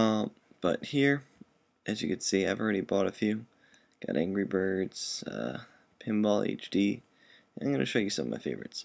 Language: English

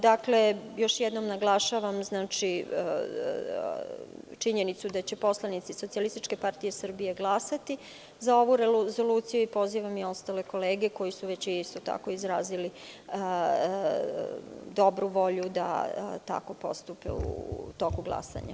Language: Serbian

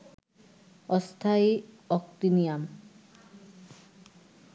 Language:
Bangla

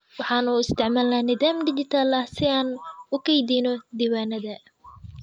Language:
Somali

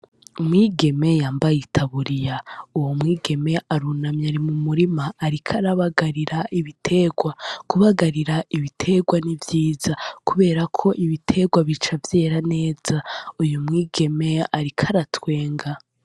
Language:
Rundi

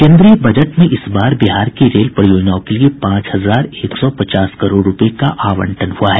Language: Hindi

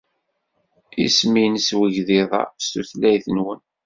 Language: Kabyle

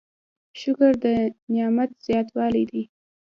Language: Pashto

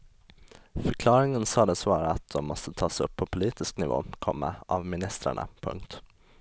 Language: Swedish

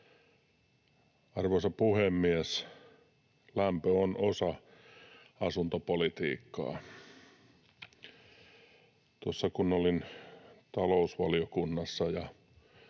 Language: Finnish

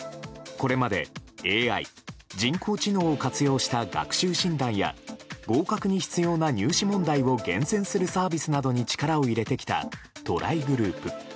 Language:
Japanese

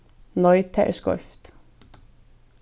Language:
Faroese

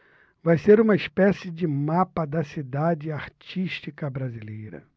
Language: Portuguese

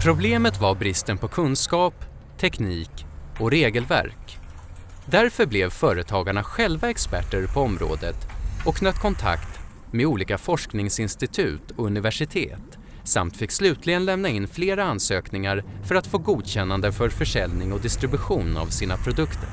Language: Swedish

